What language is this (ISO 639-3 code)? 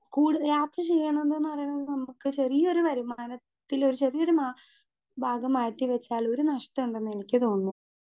mal